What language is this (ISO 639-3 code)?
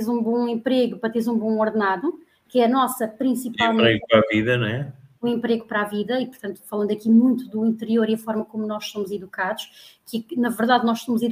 por